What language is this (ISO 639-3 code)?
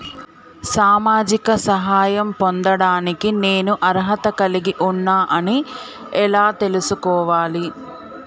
tel